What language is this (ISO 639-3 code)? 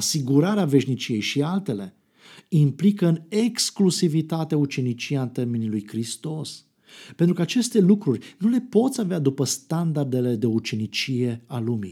ron